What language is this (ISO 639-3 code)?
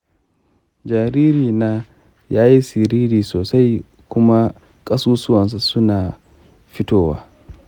hau